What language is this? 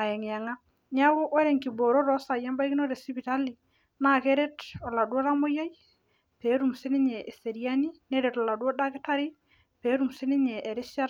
Masai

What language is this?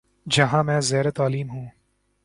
Urdu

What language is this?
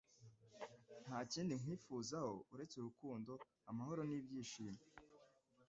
Kinyarwanda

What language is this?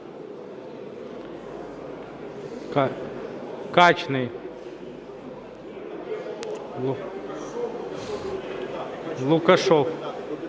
Ukrainian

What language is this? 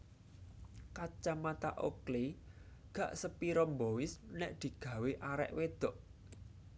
Javanese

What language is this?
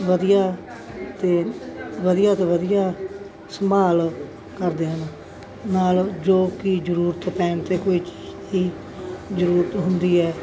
Punjabi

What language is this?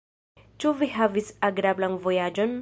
Esperanto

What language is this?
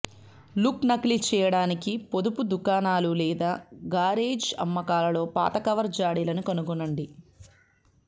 Telugu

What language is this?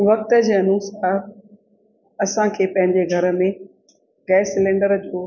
Sindhi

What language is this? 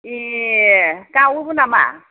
Bodo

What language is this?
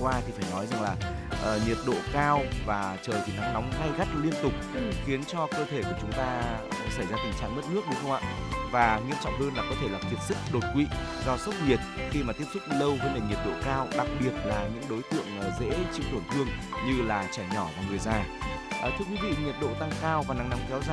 Vietnamese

